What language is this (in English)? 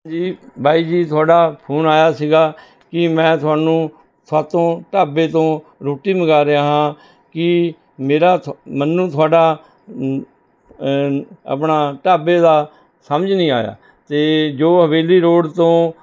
Punjabi